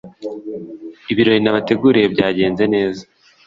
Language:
Kinyarwanda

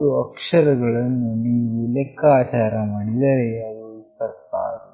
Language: Kannada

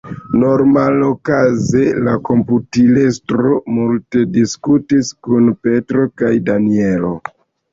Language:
Esperanto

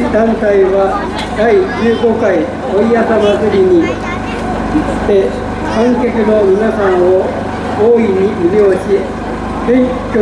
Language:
Japanese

